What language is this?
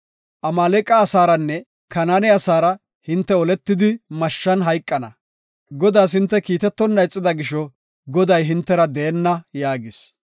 Gofa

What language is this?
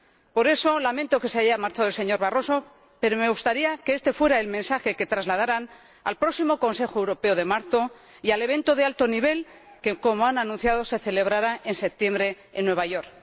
Spanish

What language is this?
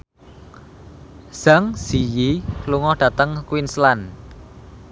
Javanese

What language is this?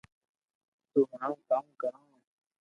Loarki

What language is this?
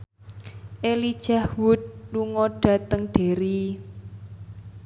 Javanese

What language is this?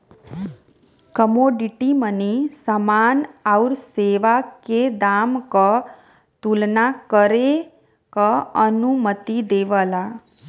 Bhojpuri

